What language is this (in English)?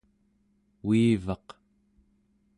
Central Yupik